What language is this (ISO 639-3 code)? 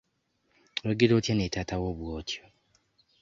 lug